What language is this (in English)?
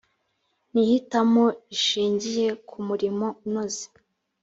Kinyarwanda